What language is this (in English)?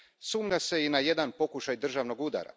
Croatian